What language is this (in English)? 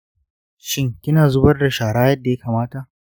Hausa